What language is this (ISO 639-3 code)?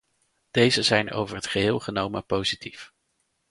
nld